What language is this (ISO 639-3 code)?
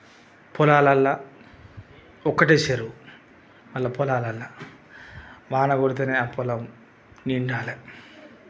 tel